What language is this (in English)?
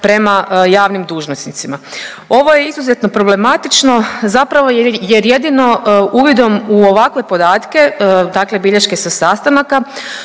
Croatian